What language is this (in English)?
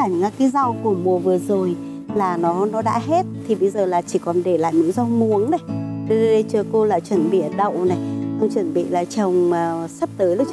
Vietnamese